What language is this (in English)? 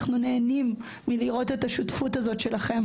Hebrew